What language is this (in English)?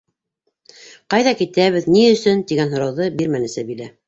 Bashkir